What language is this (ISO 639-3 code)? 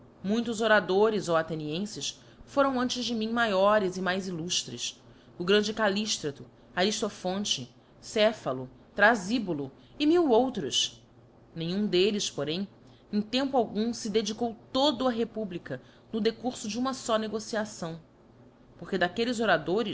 por